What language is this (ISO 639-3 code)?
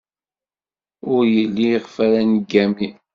kab